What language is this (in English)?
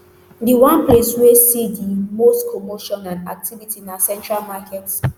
Nigerian Pidgin